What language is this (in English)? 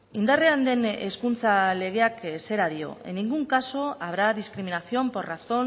Basque